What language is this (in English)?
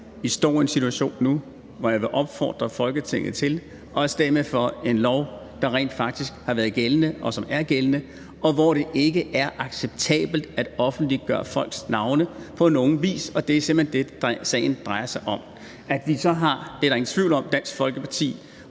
Danish